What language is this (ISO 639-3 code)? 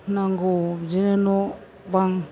brx